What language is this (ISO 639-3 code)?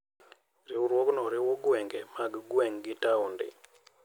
luo